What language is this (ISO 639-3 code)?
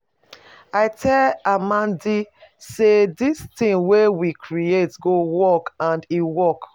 pcm